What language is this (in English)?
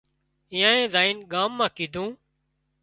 Wadiyara Koli